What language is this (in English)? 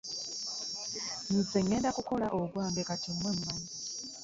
Ganda